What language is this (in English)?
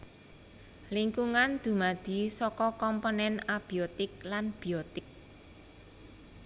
Javanese